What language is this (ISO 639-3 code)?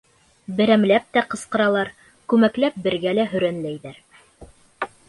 bak